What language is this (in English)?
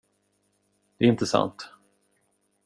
Swedish